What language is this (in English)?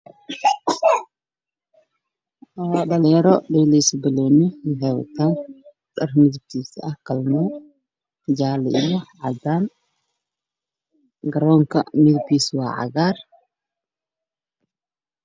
Somali